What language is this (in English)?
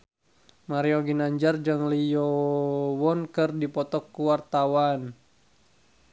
Sundanese